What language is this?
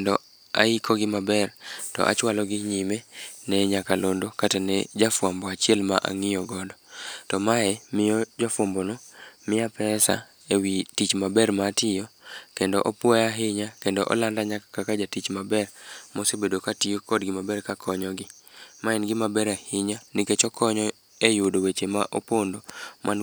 Luo (Kenya and Tanzania)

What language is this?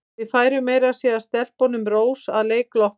Icelandic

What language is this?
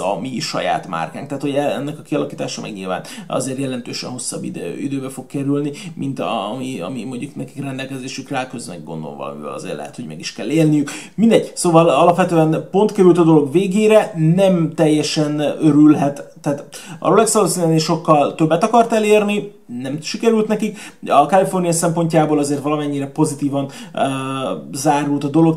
Hungarian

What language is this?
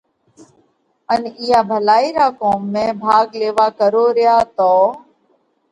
Parkari Koli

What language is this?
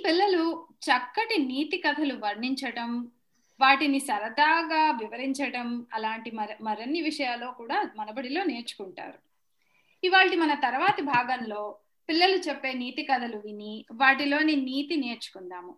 Telugu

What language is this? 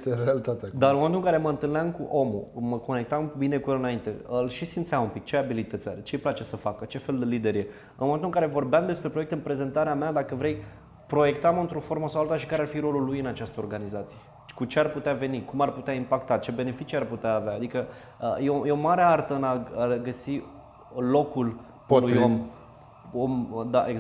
Romanian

